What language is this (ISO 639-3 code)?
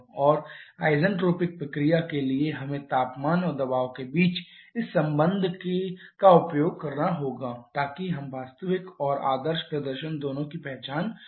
hin